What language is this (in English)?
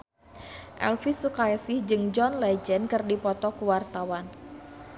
Sundanese